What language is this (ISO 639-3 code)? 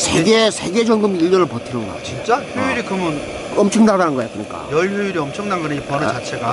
kor